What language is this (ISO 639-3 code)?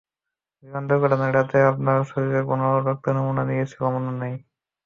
ben